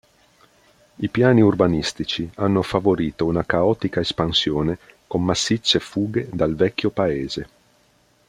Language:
Italian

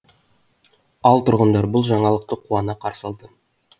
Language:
Kazakh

